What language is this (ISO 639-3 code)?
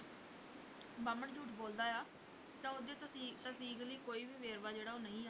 pan